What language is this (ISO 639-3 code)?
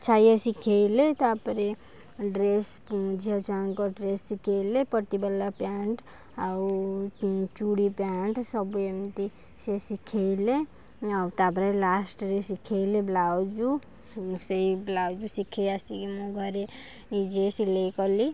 ori